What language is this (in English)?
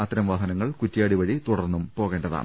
Malayalam